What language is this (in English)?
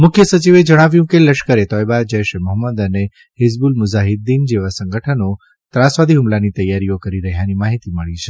Gujarati